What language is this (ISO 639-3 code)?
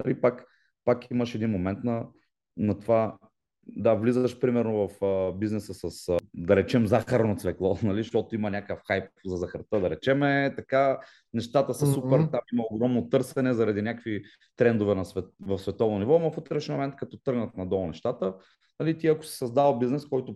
bul